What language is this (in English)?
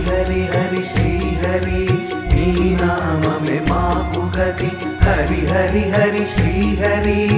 Arabic